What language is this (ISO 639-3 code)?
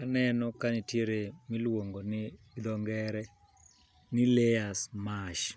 luo